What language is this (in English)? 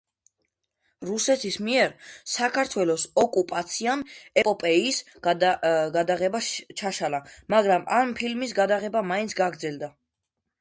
Georgian